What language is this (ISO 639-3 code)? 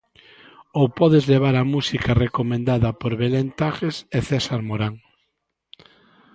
glg